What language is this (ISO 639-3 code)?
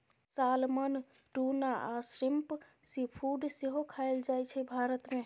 mai